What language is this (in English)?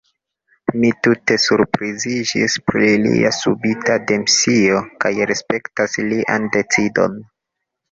Esperanto